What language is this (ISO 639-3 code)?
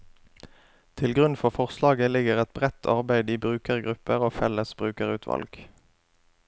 nor